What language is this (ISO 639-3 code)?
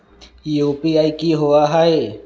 mag